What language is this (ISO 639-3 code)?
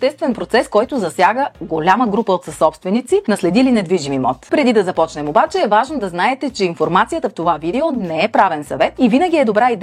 bul